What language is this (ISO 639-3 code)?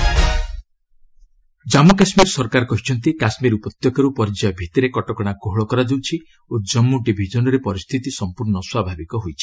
ori